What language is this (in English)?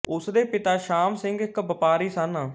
Punjabi